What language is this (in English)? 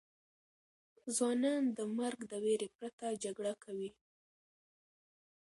Pashto